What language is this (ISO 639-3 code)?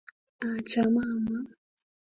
kln